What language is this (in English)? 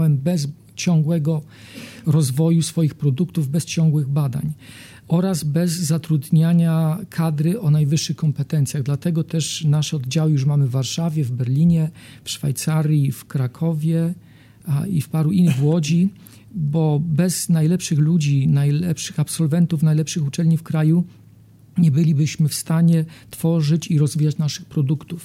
Polish